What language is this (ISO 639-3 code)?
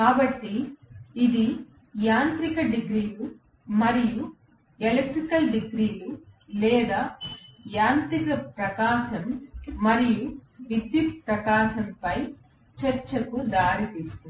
tel